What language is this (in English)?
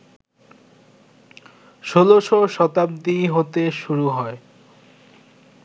Bangla